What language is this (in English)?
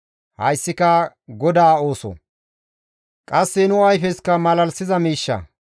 Gamo